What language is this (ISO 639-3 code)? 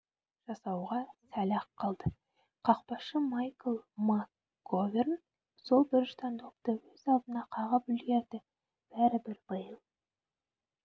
kaz